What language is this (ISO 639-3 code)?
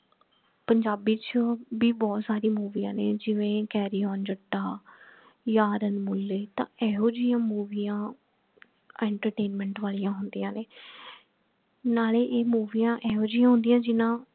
pan